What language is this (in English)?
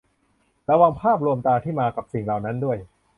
Thai